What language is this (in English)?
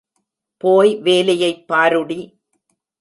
Tamil